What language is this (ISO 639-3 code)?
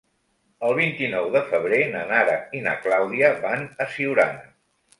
cat